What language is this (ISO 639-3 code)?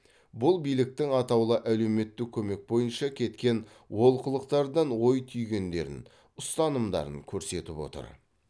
kaz